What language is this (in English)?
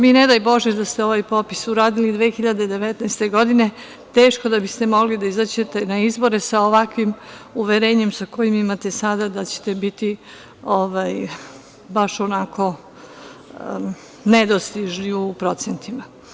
Serbian